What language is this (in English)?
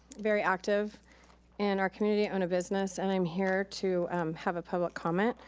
English